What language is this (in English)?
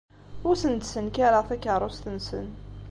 Kabyle